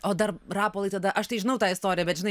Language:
Lithuanian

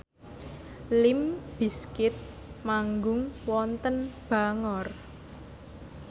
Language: Javanese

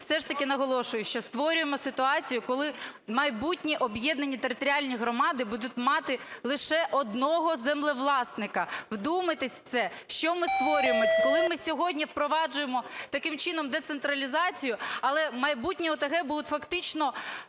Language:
Ukrainian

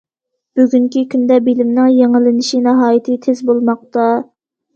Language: Uyghur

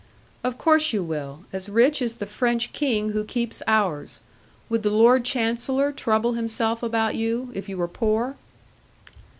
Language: English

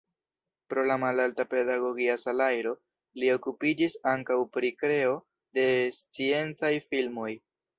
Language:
Esperanto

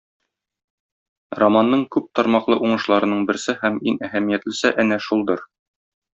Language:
Tatar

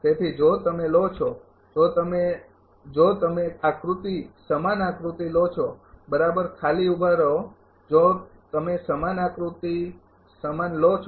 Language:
Gujarati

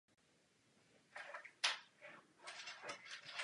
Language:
Czech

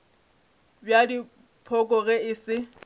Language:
Northern Sotho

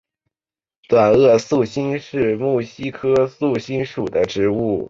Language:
Chinese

